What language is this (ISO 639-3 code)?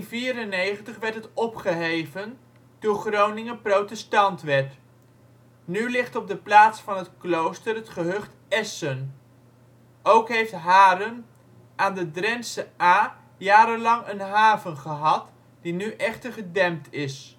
nld